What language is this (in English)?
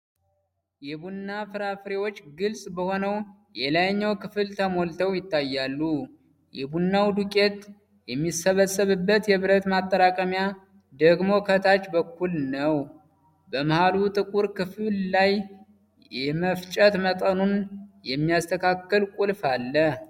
Amharic